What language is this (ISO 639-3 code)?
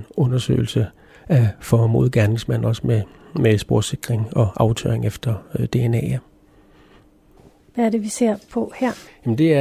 dan